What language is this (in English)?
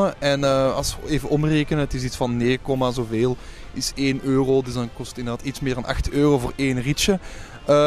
Dutch